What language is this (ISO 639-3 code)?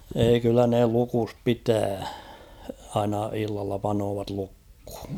fin